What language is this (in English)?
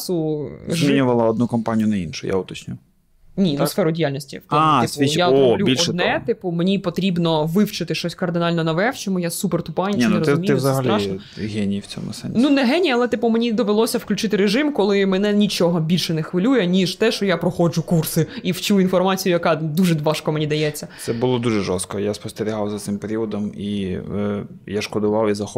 Ukrainian